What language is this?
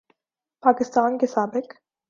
Urdu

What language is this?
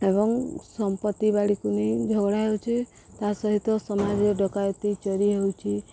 Odia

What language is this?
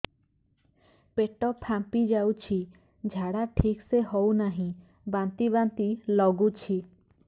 Odia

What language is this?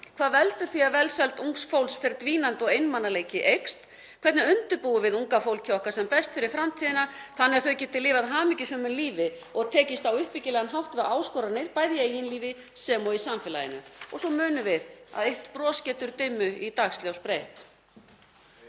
Icelandic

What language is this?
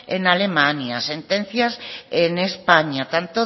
Spanish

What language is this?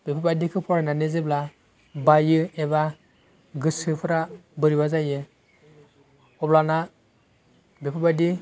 Bodo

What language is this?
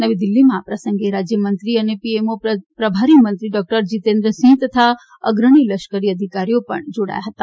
Gujarati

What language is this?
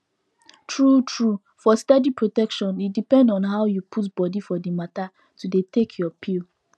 Nigerian Pidgin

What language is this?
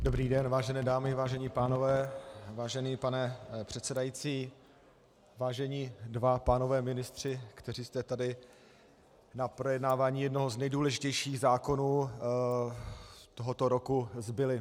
Czech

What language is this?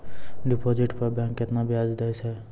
Maithili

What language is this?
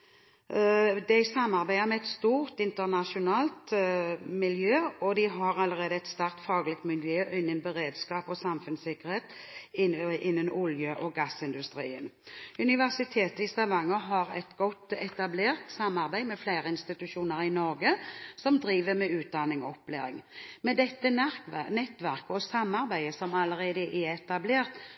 Norwegian Bokmål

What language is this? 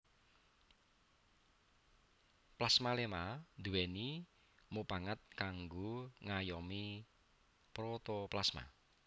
Javanese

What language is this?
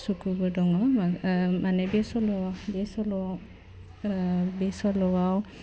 Bodo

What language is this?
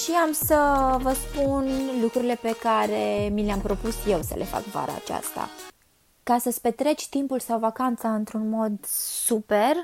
Romanian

